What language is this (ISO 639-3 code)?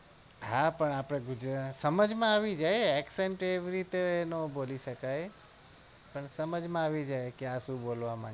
guj